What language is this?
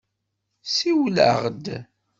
Kabyle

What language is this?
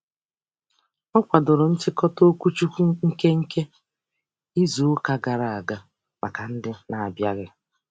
Igbo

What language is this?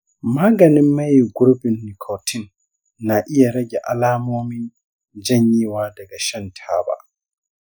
Hausa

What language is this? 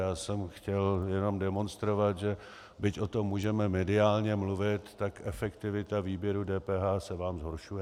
Czech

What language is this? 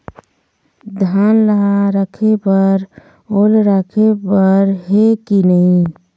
Chhattisgarhi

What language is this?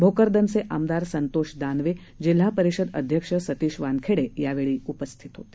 Marathi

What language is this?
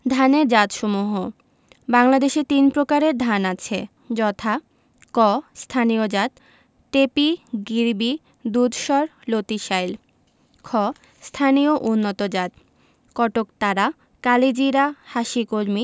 Bangla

